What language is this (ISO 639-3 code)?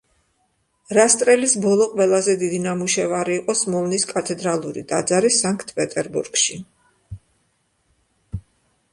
kat